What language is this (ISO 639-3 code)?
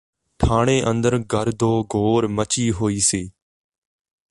pan